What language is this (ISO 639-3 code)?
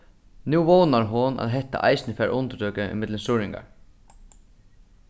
fao